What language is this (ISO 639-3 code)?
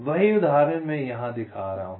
hin